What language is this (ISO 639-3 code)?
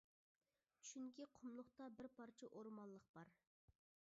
uig